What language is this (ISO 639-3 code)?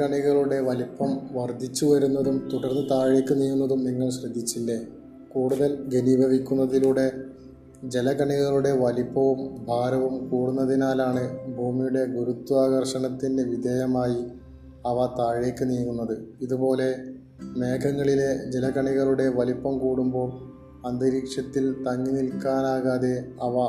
mal